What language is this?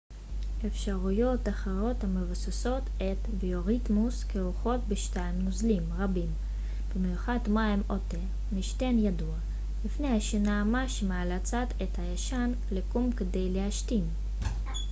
Hebrew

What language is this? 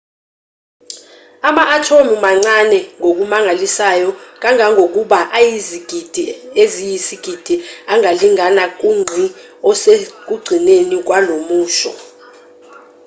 Zulu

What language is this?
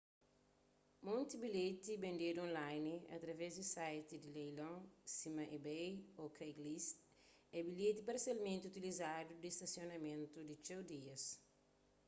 Kabuverdianu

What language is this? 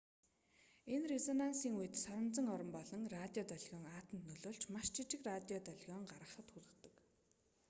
Mongolian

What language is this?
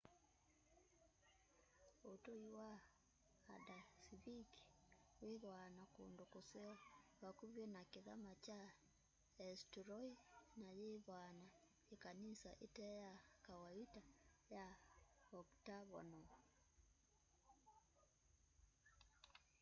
Kamba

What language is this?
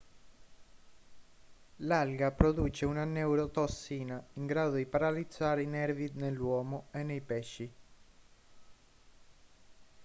Italian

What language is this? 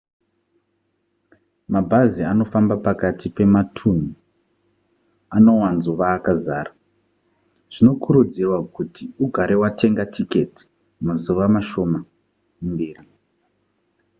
Shona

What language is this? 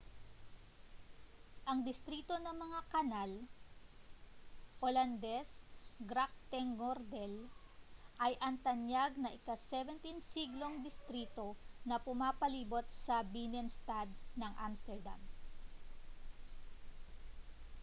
Filipino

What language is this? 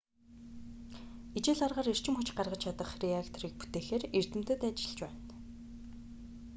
Mongolian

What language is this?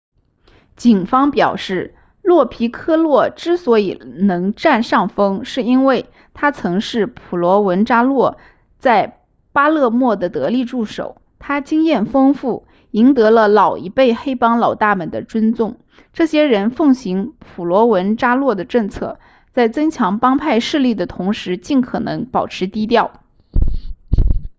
Chinese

